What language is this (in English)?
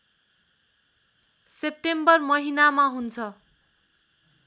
Nepali